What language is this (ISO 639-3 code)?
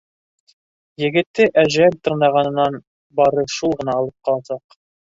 bak